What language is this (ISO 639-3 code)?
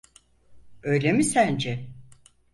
tur